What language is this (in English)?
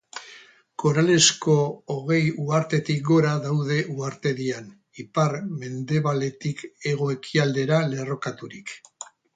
Basque